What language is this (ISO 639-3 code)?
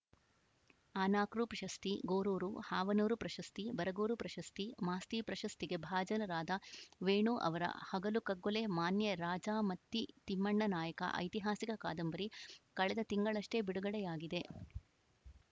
kan